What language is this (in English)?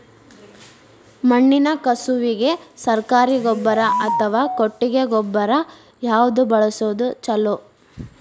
Kannada